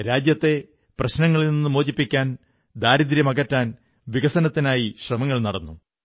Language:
Malayalam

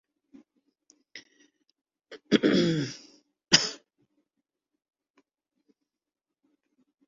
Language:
Urdu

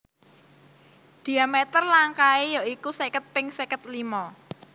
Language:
Javanese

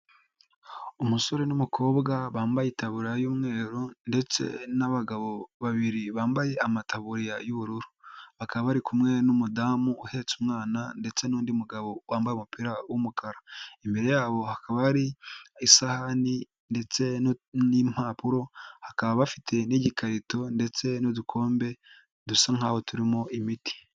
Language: Kinyarwanda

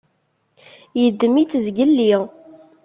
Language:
Kabyle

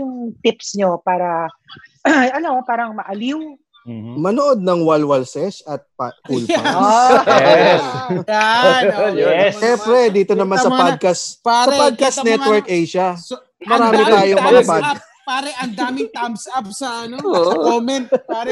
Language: Filipino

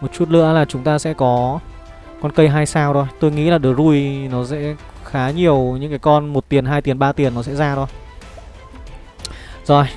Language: Vietnamese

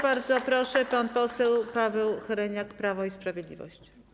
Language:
Polish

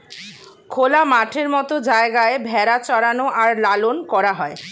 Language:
Bangla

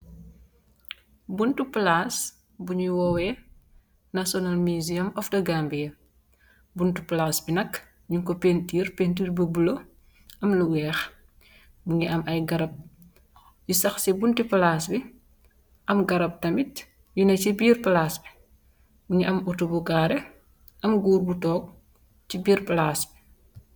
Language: Wolof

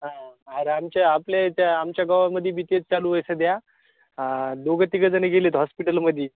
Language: Marathi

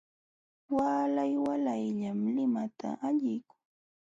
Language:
Jauja Wanca Quechua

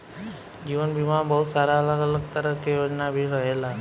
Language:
Bhojpuri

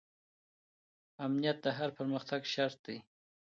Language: Pashto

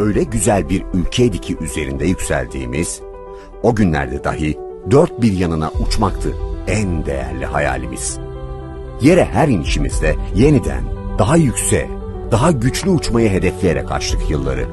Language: Turkish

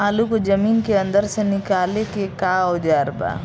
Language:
Bhojpuri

